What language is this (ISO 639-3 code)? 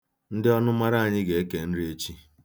ibo